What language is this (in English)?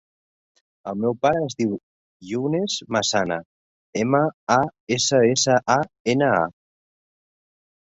Catalan